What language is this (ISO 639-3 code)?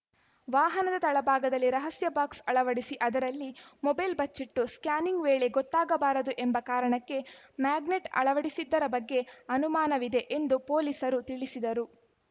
kan